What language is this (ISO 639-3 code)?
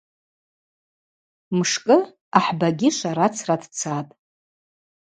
abq